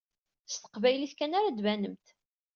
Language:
Kabyle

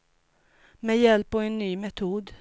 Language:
Swedish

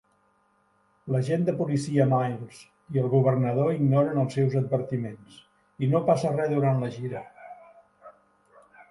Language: Catalan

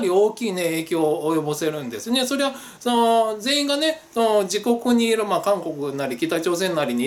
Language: Japanese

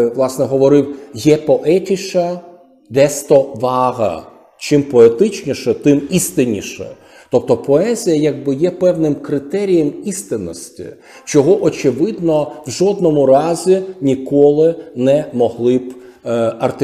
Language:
Ukrainian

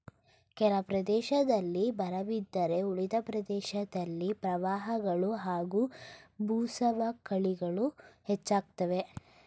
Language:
Kannada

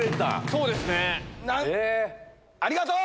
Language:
Japanese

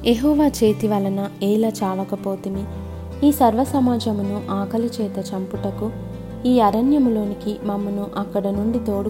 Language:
Telugu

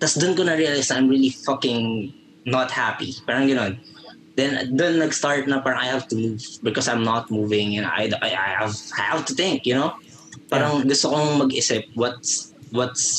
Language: Filipino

